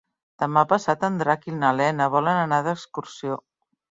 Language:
Catalan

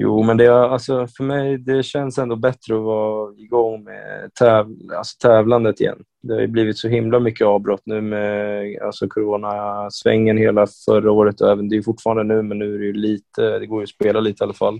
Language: Swedish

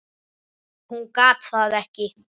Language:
Icelandic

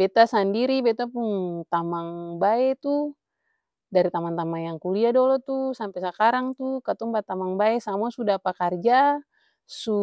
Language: Ambonese Malay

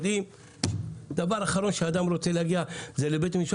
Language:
Hebrew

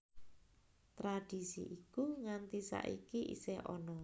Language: Javanese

